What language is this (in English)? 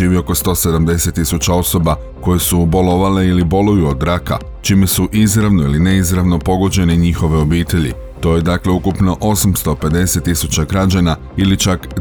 Croatian